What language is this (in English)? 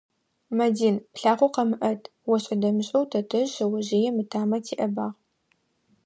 Adyghe